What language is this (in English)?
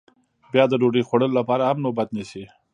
Pashto